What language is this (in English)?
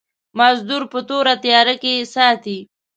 Pashto